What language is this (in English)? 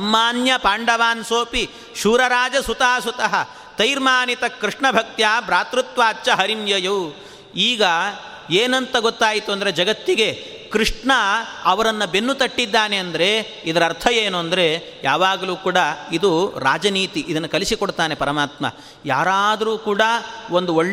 Kannada